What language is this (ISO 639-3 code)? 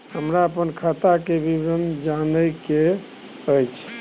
mai